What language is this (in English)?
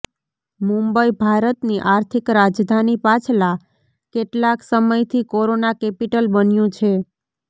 Gujarati